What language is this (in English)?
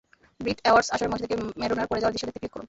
Bangla